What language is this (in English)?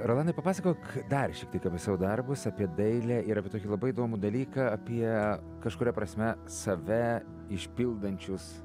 Lithuanian